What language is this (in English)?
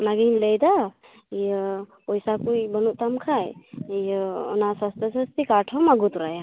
Santali